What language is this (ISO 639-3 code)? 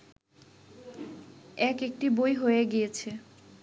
ben